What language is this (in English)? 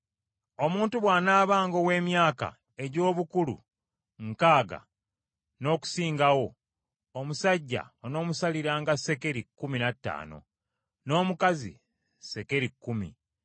Ganda